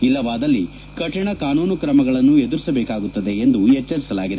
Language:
Kannada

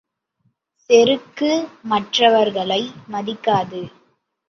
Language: Tamil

